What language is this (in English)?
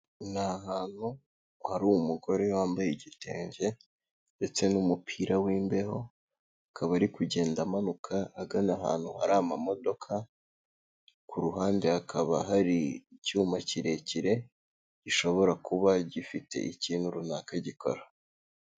Kinyarwanda